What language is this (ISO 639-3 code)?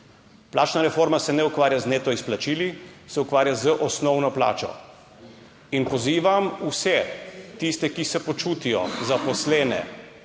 slv